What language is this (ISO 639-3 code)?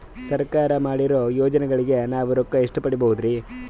kan